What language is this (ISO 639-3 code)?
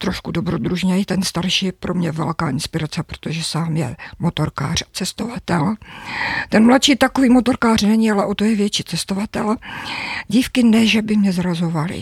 ces